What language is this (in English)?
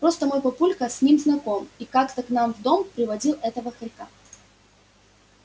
Russian